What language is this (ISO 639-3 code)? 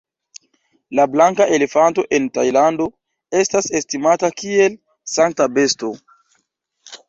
epo